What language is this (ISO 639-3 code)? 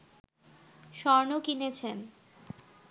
ben